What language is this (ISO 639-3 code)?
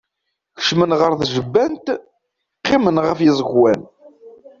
kab